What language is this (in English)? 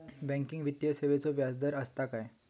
Marathi